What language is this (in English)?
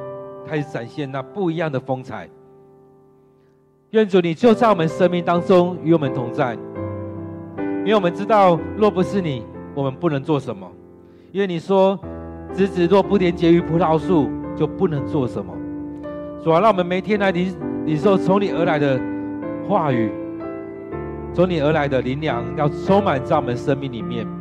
Chinese